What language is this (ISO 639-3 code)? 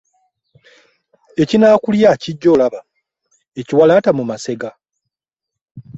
lug